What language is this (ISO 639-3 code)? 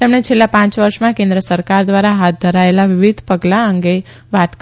guj